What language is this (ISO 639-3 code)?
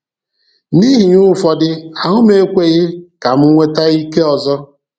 ibo